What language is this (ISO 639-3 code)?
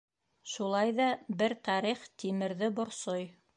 bak